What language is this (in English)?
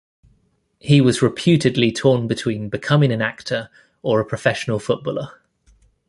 English